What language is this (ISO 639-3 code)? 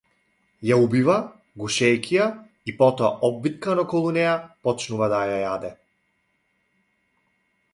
mkd